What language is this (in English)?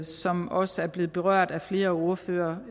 Danish